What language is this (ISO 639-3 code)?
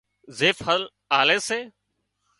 kxp